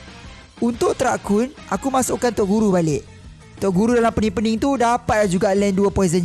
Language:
Malay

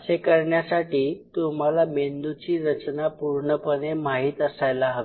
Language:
Marathi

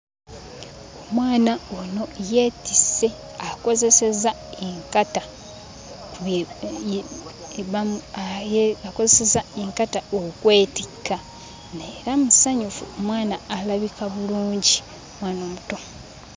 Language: Ganda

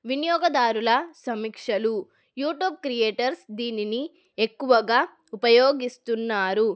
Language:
Telugu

